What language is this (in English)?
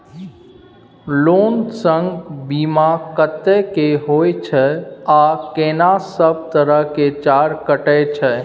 Maithili